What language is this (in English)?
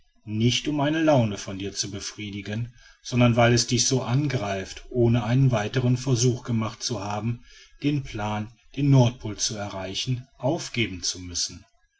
German